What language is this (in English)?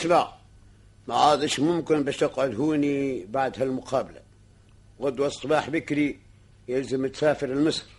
Arabic